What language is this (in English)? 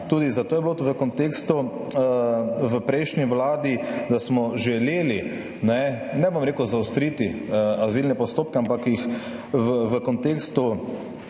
Slovenian